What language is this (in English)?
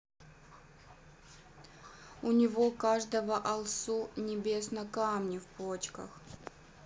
Russian